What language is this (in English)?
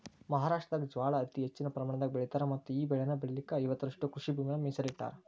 Kannada